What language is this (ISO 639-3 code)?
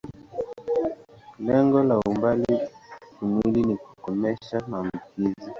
swa